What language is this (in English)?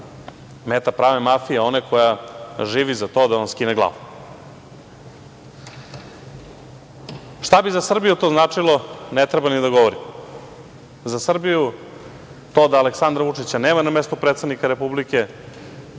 Serbian